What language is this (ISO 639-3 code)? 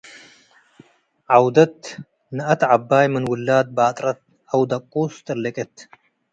tig